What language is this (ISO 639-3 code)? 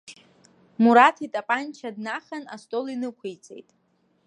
abk